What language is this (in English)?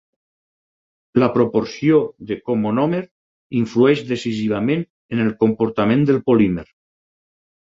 Catalan